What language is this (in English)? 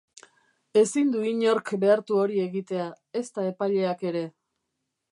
Basque